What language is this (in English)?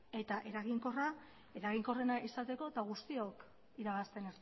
Basque